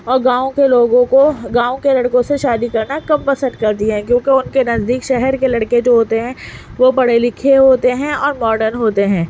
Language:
Urdu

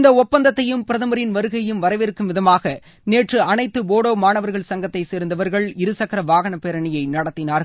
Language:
Tamil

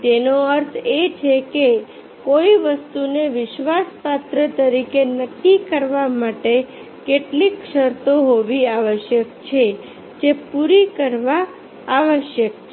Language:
Gujarati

